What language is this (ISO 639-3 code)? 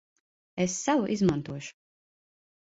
lav